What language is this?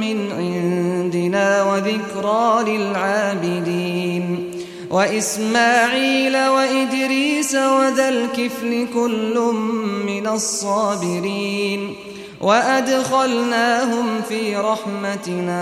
Arabic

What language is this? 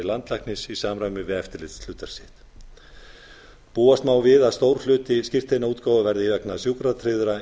Icelandic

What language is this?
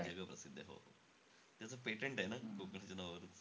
Marathi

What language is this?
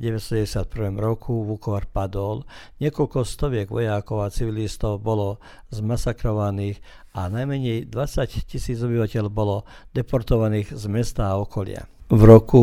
Croatian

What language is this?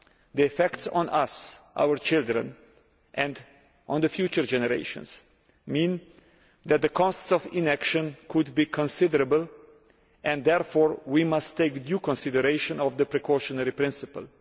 English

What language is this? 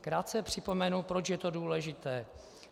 Czech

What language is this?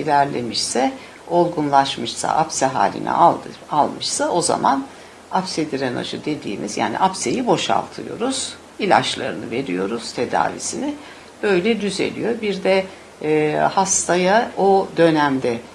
Turkish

